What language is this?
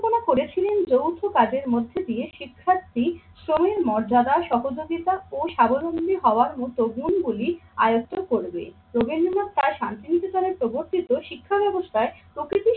Bangla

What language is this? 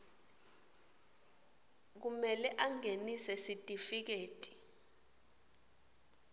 Swati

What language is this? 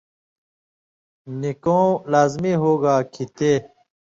Indus Kohistani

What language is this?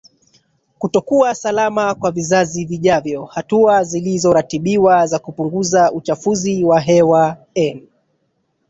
Swahili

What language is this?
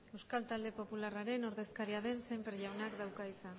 Basque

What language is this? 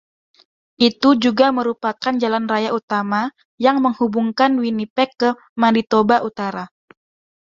Indonesian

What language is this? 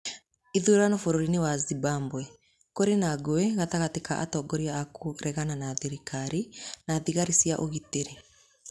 Kikuyu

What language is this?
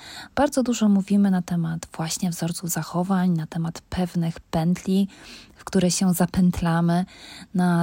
Polish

